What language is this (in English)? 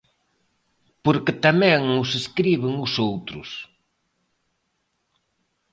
Galician